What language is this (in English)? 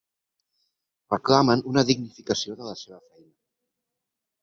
Catalan